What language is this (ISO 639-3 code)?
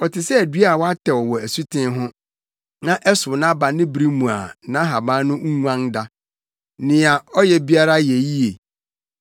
aka